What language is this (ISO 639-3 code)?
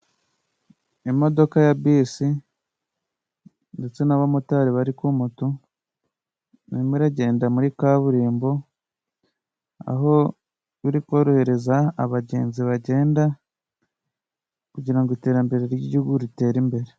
kin